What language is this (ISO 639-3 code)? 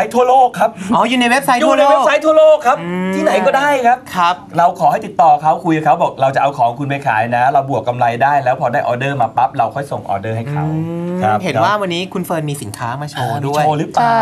tha